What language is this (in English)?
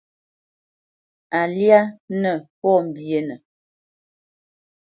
Bamenyam